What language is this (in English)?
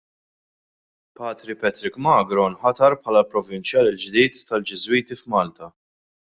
Maltese